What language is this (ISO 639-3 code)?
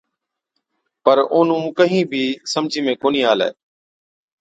odk